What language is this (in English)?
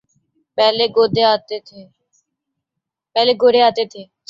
Urdu